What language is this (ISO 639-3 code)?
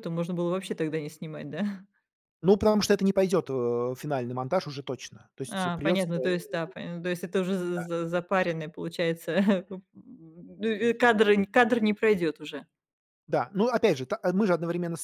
rus